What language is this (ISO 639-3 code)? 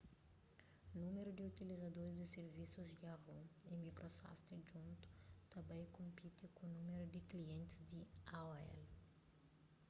kea